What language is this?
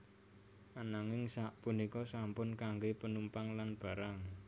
Javanese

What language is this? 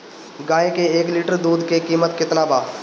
Bhojpuri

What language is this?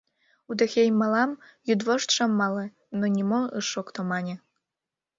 Mari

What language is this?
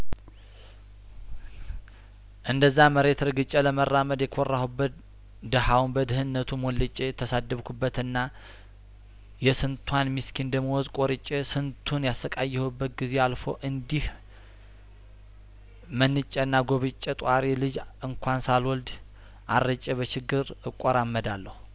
Amharic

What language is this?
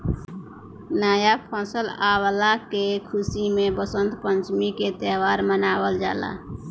Bhojpuri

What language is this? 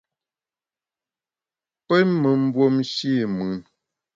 Bamun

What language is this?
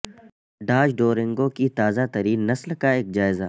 Urdu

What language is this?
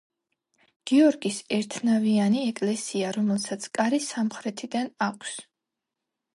Georgian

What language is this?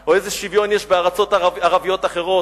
Hebrew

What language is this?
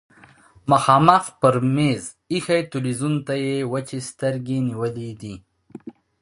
Pashto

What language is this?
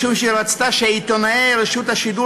Hebrew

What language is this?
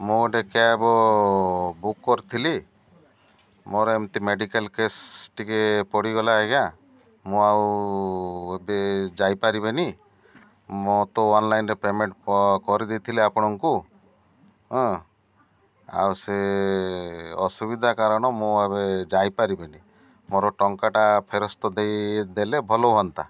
Odia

